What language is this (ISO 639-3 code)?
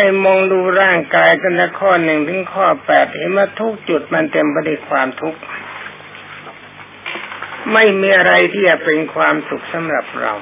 tha